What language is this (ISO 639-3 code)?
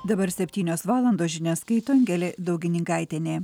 lit